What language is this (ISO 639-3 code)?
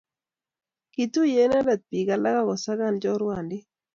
kln